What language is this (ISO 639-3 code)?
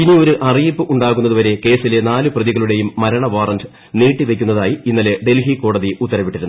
mal